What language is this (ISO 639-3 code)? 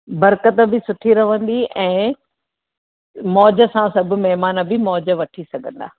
snd